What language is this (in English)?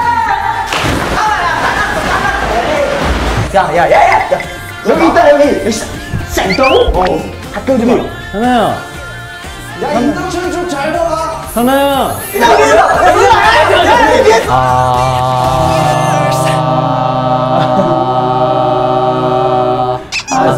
Korean